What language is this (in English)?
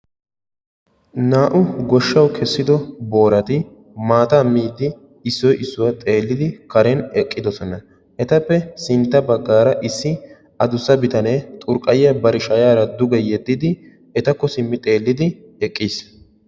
Wolaytta